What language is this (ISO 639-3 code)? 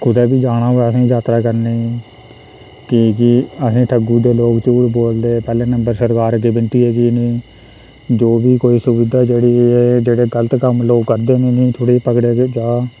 doi